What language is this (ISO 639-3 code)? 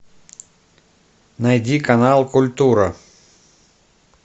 rus